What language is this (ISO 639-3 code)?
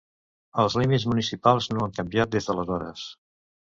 cat